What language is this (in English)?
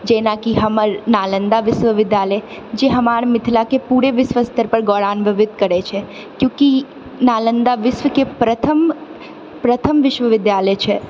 Maithili